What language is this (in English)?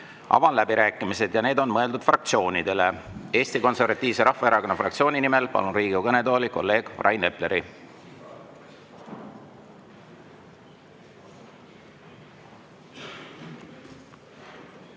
Estonian